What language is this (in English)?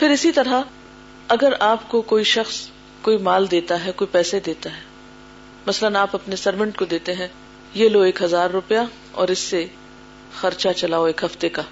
Urdu